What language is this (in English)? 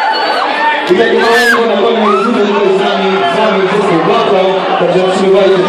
Ukrainian